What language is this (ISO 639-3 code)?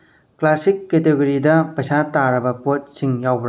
mni